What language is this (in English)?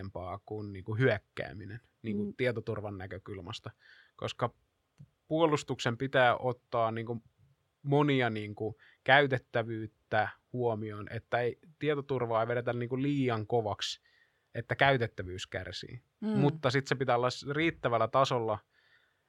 Finnish